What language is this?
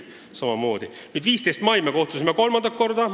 Estonian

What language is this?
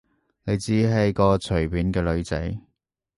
Cantonese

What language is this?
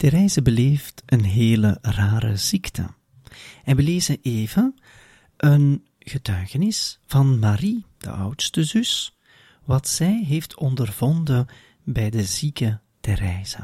Dutch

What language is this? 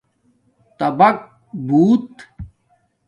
Domaaki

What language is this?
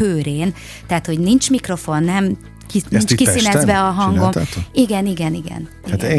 Hungarian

